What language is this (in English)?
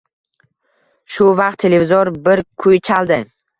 Uzbek